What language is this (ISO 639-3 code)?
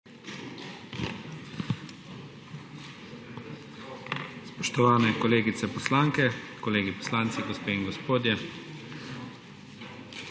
slv